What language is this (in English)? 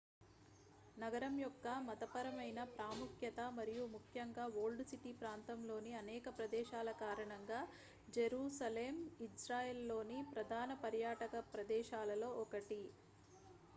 Telugu